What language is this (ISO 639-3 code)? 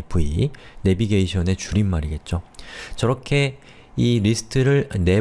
kor